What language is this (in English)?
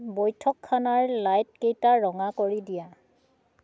Assamese